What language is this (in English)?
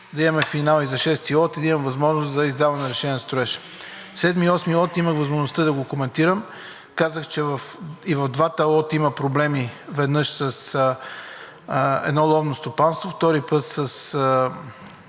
Bulgarian